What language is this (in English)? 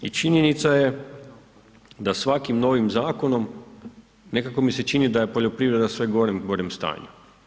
Croatian